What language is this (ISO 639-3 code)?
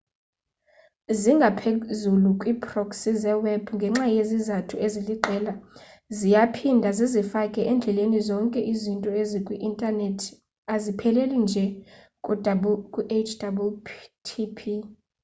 xho